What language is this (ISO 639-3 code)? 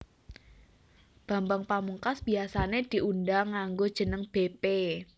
jav